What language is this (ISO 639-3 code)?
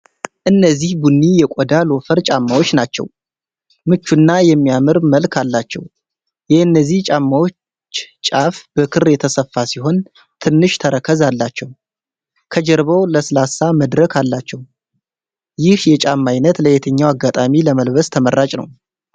amh